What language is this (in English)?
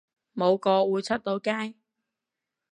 Cantonese